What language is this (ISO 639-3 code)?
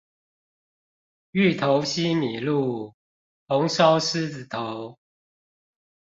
zho